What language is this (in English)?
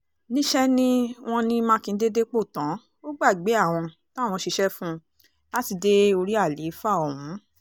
Yoruba